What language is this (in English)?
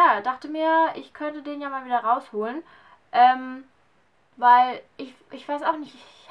German